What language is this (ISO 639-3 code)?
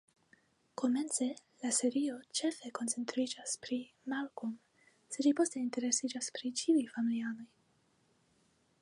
epo